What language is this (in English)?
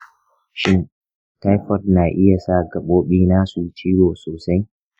Hausa